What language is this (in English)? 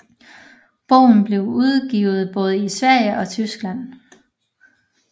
Danish